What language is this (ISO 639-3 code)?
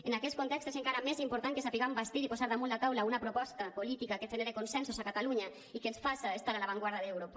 cat